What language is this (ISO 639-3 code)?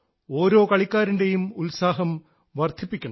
mal